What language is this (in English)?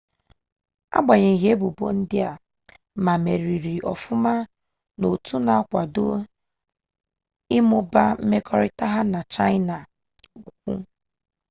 Igbo